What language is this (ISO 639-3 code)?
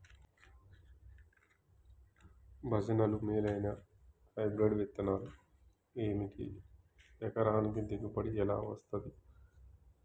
tel